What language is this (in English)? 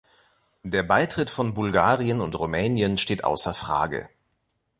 German